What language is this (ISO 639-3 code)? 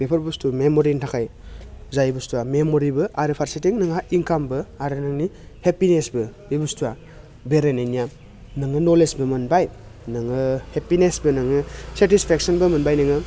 brx